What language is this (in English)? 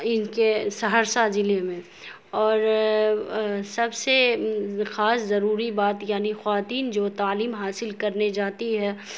Urdu